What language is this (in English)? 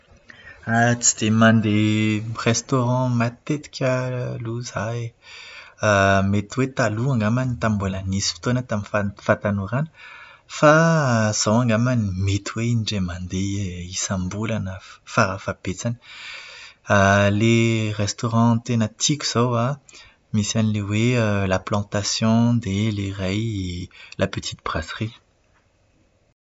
Malagasy